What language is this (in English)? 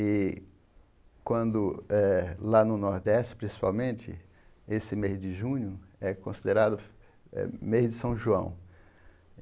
Portuguese